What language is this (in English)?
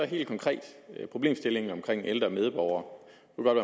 Danish